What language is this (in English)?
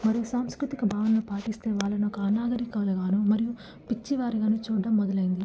Telugu